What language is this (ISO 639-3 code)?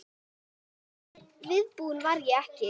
isl